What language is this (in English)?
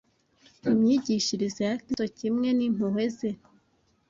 Kinyarwanda